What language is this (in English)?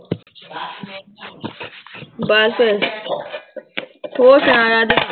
Punjabi